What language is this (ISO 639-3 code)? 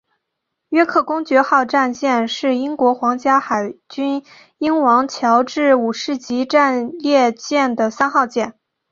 zho